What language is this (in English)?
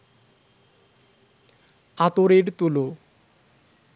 Bangla